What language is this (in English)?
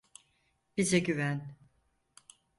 Turkish